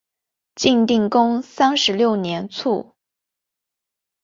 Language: Chinese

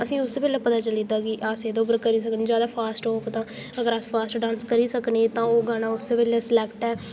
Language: Dogri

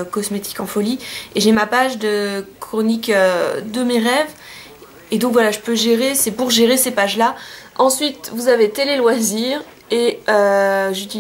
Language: French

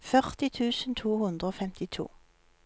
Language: Norwegian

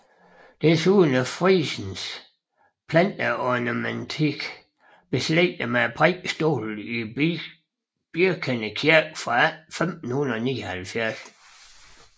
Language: Danish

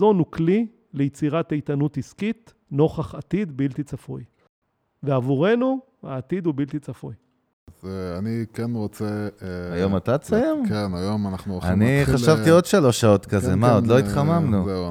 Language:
Hebrew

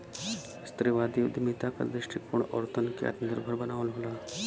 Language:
Bhojpuri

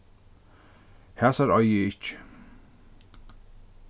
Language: Faroese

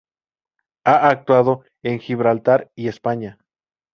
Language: Spanish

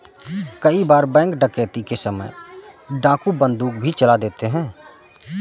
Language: Hindi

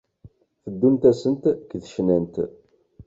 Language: Kabyle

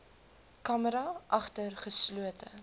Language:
Afrikaans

